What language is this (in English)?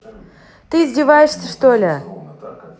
Russian